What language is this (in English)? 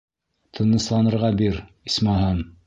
Bashkir